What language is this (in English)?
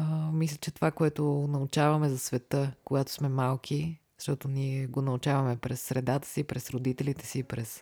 Bulgarian